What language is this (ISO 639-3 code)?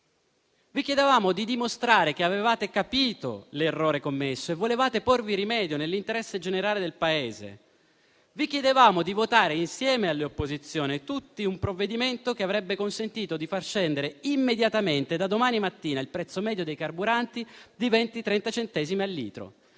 ita